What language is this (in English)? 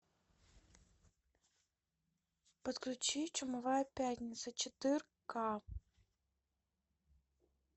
Russian